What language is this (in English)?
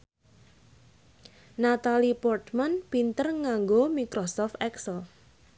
Javanese